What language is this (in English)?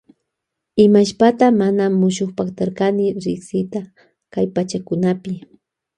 Loja Highland Quichua